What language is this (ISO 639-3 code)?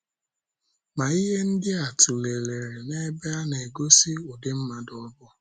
ibo